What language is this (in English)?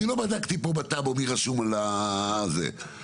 Hebrew